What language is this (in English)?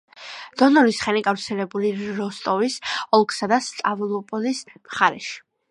Georgian